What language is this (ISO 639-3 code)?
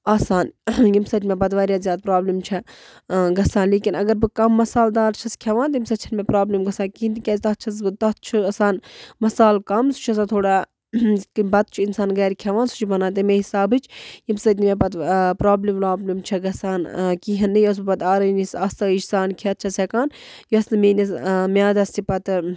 kas